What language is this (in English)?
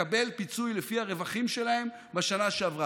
Hebrew